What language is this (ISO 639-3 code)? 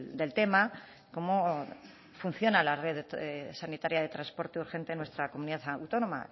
spa